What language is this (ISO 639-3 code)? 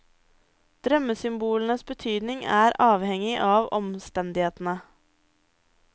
nor